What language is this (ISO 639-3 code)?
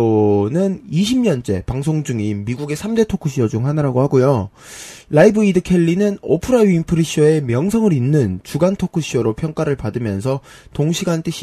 kor